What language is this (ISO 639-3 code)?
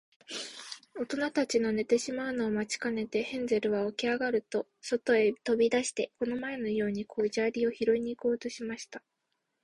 jpn